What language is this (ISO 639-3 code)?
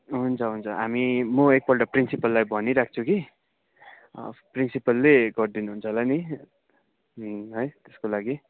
nep